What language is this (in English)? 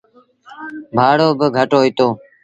Sindhi Bhil